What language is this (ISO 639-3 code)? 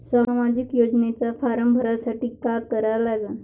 mar